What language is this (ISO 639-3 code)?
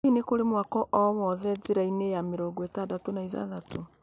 kik